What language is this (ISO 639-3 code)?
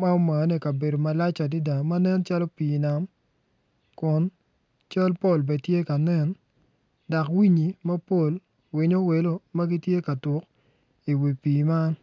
ach